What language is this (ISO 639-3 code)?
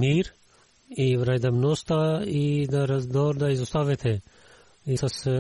bul